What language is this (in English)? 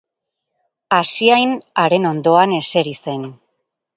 Basque